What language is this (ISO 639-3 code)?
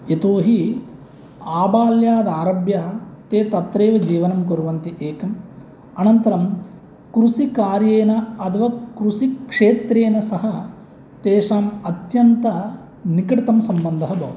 san